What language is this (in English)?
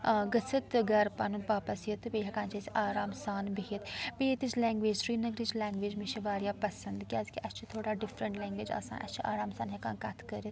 Kashmiri